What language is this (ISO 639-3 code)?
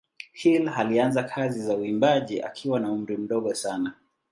swa